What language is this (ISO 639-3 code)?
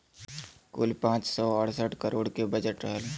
bho